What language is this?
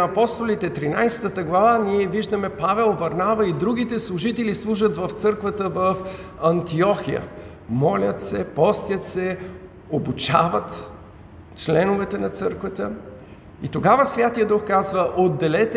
Bulgarian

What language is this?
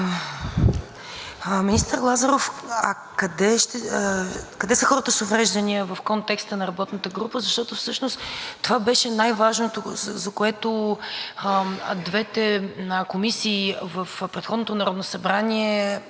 Bulgarian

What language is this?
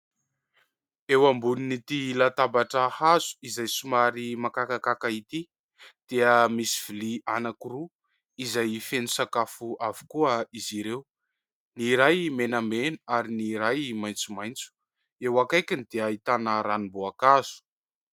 Malagasy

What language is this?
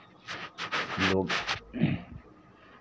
Maithili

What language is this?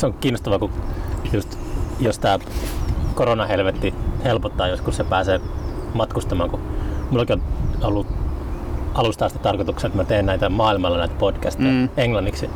Finnish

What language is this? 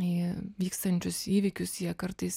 Lithuanian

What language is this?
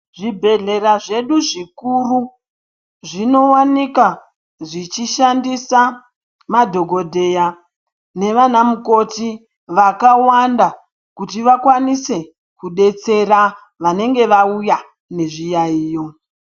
Ndau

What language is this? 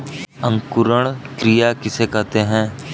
Hindi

